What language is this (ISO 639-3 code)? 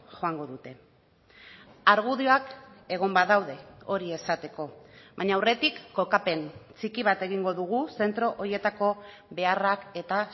eus